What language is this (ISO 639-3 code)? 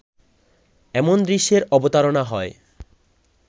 ben